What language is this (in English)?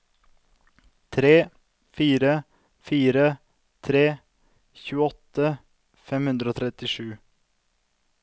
Norwegian